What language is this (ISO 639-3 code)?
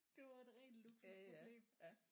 dan